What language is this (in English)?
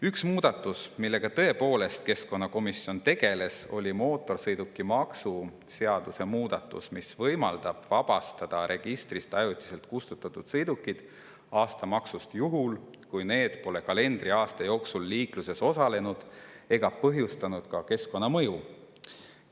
Estonian